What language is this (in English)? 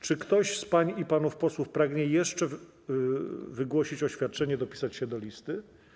Polish